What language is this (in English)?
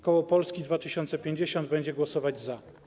Polish